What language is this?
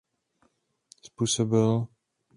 Czech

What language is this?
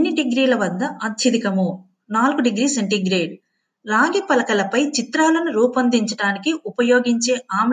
Telugu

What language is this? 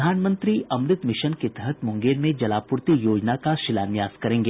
Hindi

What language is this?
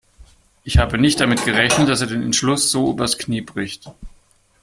German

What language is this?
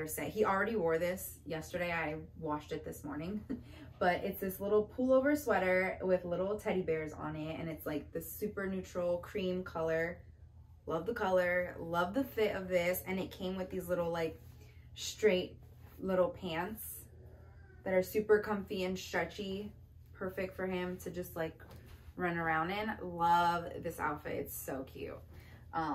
English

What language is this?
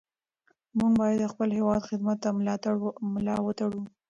Pashto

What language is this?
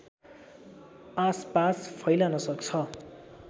Nepali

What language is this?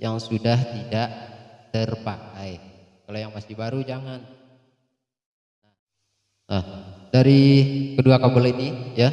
Indonesian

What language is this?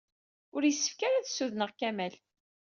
Kabyle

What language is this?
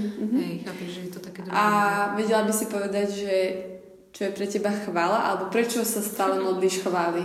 Slovak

